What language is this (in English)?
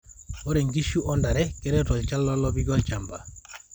Masai